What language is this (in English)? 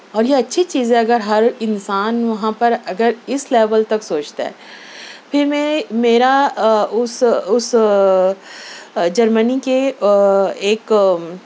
Urdu